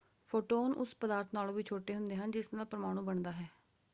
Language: Punjabi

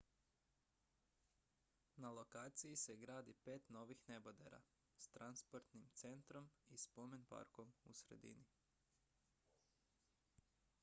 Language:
Croatian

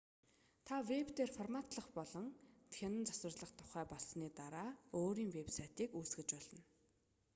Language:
Mongolian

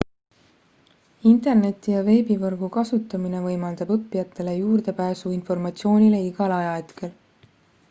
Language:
Estonian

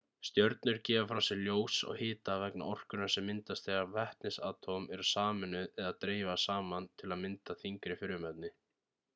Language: Icelandic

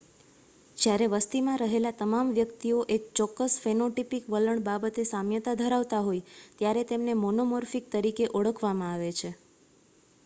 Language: Gujarati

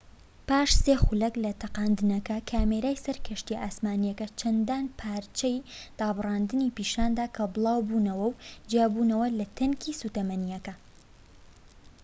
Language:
Central Kurdish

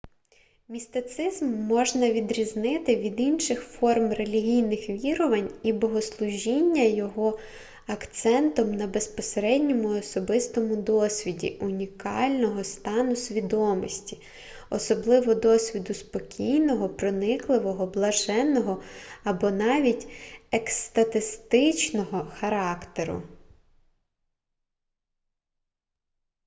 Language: Ukrainian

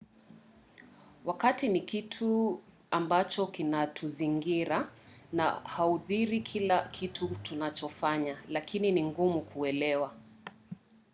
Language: Swahili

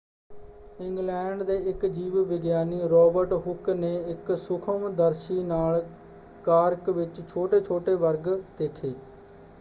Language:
Punjabi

